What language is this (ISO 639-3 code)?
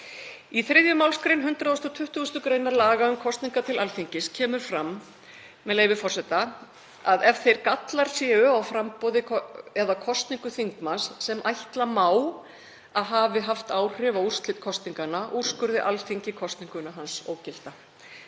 isl